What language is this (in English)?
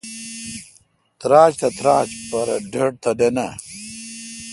Kalkoti